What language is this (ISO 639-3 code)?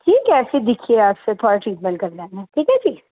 doi